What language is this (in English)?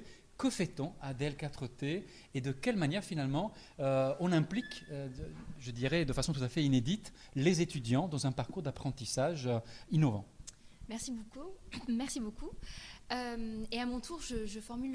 French